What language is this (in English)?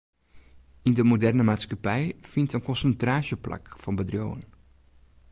Western Frisian